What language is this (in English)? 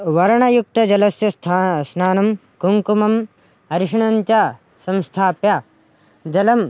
Sanskrit